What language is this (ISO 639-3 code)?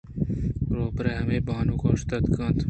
bgp